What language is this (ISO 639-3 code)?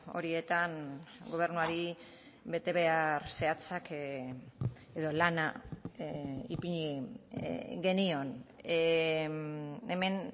eus